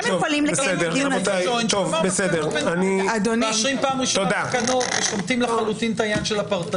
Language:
Hebrew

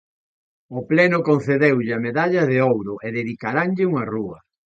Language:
Galician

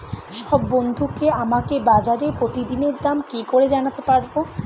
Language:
Bangla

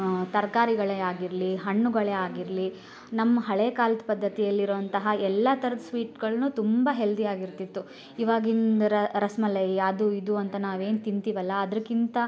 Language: Kannada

